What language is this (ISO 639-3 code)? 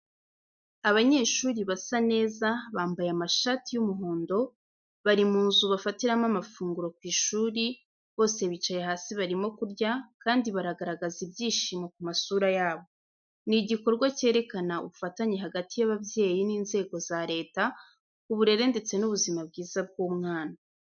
kin